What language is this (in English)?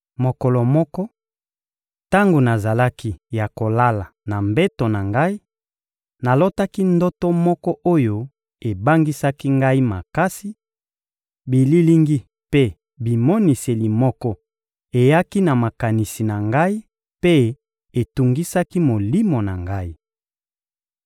Lingala